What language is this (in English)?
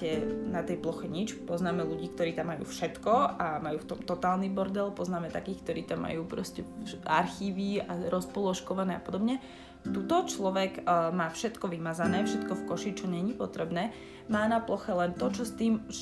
Slovak